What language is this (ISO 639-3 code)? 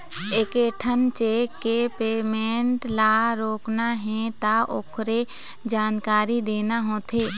hne